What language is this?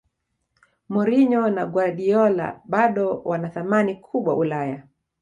Swahili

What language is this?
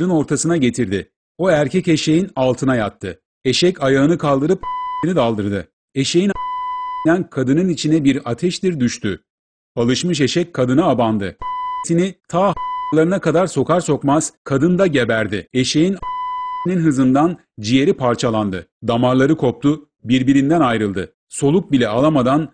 Turkish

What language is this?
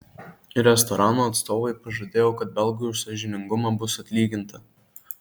Lithuanian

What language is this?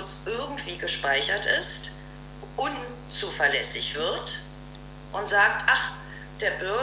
German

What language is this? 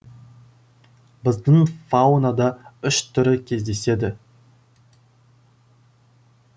Kazakh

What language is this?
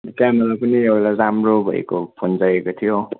Nepali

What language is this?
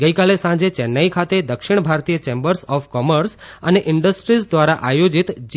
Gujarati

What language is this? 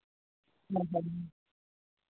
Santali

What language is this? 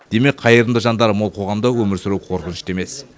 Kazakh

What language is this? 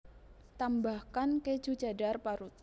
Javanese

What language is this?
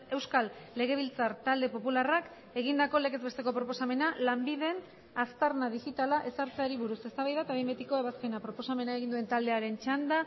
Basque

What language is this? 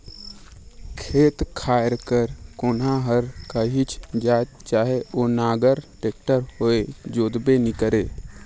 Chhattisgarhi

